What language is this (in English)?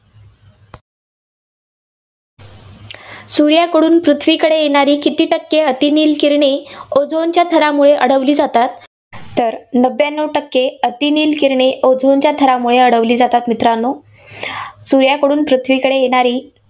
Marathi